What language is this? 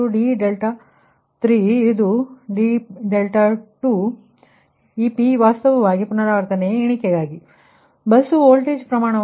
Kannada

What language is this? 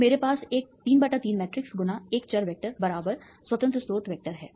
Hindi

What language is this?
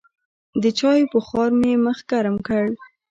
Pashto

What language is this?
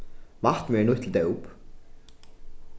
Faroese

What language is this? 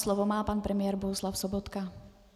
Czech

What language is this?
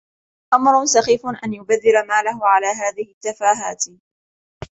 Arabic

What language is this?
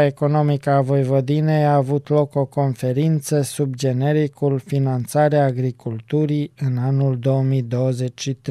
Romanian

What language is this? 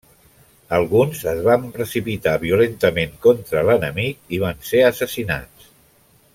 Catalan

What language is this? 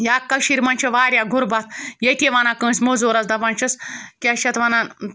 Kashmiri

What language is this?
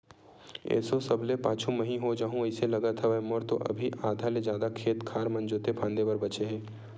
Chhattisgarhi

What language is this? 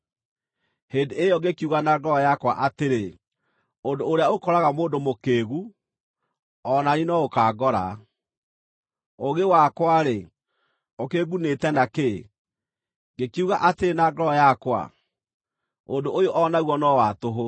Kikuyu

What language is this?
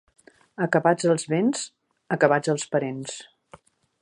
Catalan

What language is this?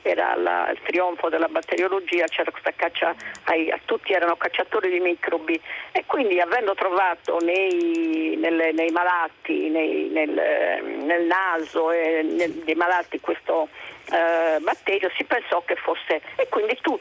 Italian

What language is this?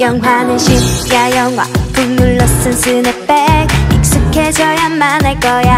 Vietnamese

